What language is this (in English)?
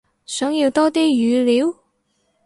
Cantonese